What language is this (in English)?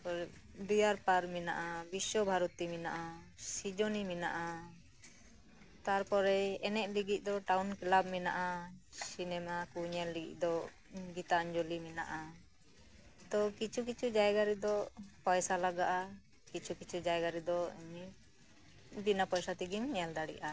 Santali